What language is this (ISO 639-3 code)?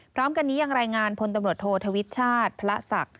tha